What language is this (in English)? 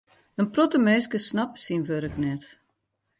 Western Frisian